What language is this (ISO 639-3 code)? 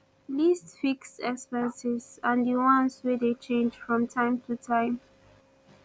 pcm